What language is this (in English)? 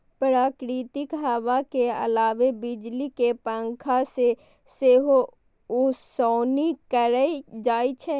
Maithili